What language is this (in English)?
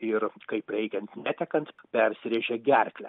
Lithuanian